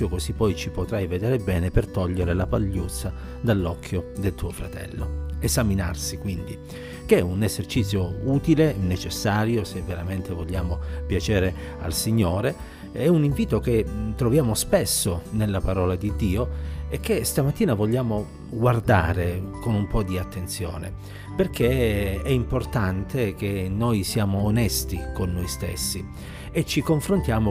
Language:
Italian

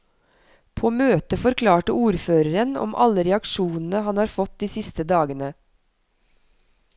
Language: Norwegian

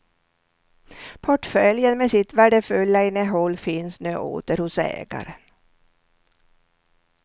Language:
Swedish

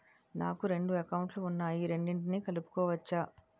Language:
Telugu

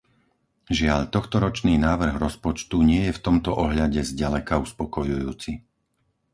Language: Slovak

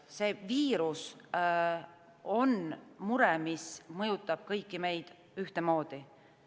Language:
Estonian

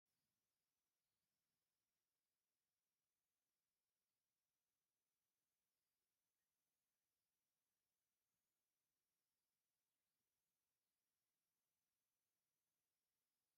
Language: Tigrinya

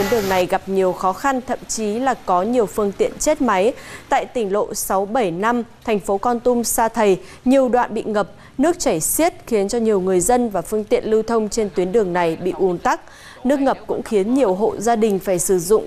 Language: Vietnamese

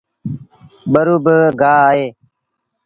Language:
Sindhi Bhil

